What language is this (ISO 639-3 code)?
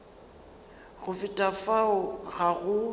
nso